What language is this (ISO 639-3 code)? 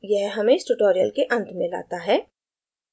hin